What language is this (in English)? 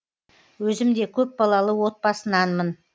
Kazakh